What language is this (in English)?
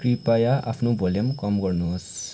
Nepali